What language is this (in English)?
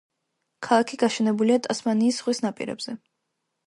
Georgian